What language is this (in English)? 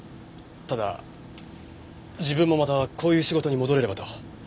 Japanese